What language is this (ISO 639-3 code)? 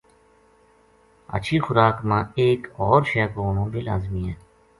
gju